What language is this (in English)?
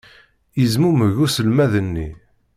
Kabyle